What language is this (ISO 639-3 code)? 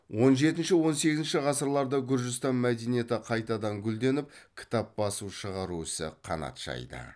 kaz